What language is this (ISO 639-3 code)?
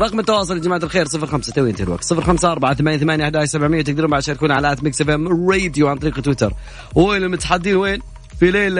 ara